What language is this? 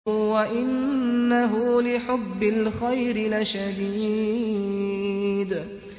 Arabic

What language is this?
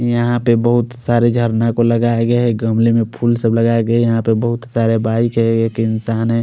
Hindi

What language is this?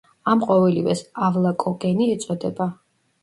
Georgian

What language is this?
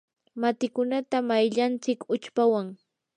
Yanahuanca Pasco Quechua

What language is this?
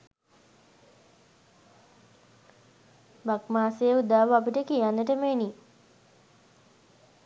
Sinhala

